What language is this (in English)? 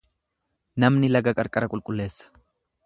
Oromo